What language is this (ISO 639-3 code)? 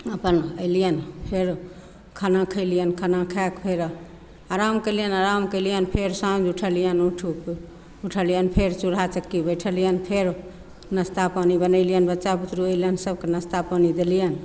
mai